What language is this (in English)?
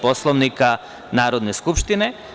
Serbian